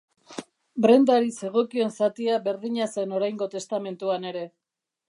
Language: Basque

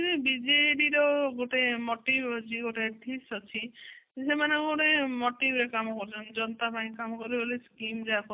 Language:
Odia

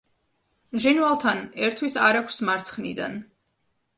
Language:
Georgian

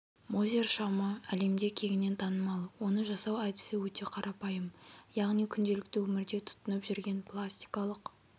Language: Kazakh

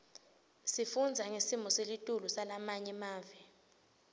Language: Swati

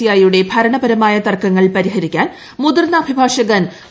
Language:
Malayalam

